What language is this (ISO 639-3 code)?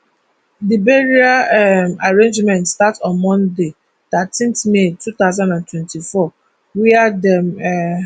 pcm